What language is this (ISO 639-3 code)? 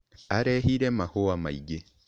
kik